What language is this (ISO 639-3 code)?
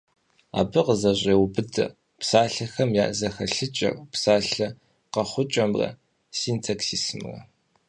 kbd